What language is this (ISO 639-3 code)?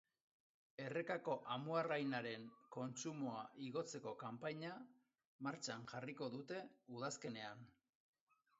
eus